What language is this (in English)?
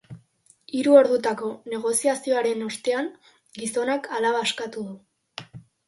Basque